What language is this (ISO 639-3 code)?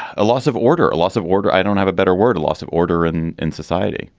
eng